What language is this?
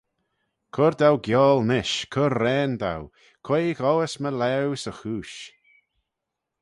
Manx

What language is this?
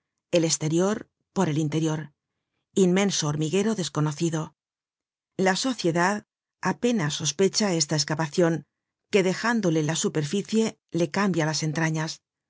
Spanish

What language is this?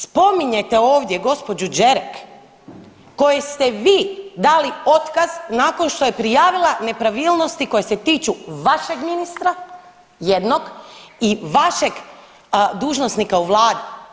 Croatian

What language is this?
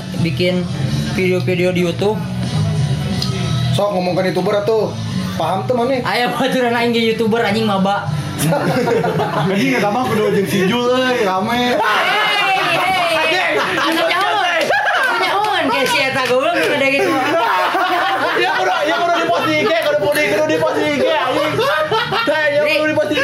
Indonesian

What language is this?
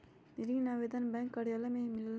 Magahi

